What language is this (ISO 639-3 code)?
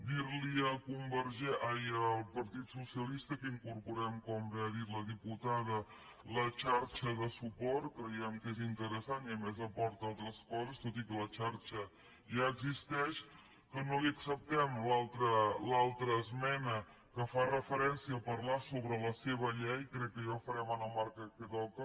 cat